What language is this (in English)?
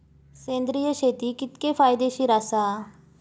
Marathi